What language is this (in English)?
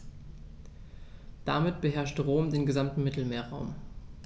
German